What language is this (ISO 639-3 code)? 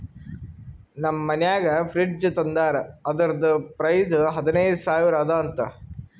kan